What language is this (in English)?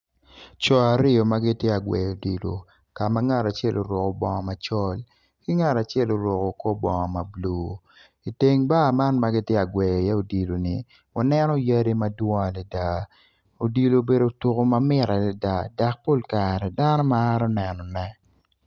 Acoli